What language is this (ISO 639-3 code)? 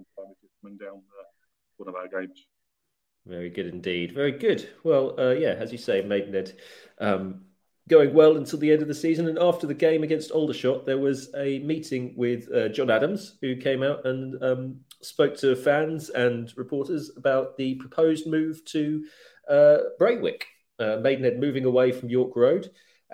eng